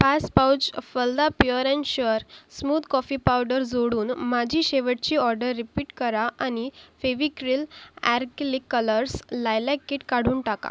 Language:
Marathi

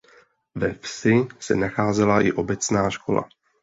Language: Czech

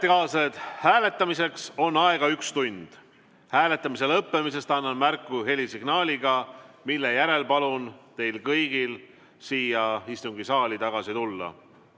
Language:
Estonian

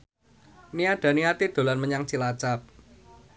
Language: Javanese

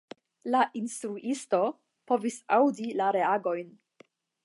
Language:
Esperanto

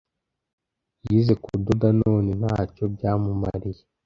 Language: Kinyarwanda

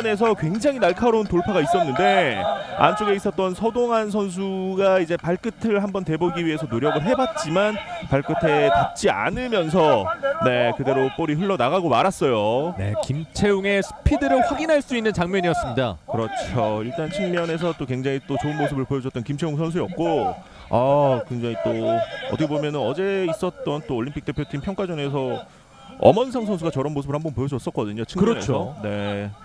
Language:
Korean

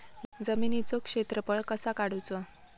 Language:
Marathi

